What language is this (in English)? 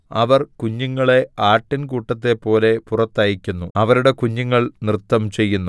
Malayalam